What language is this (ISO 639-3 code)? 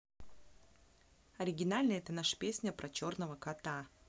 rus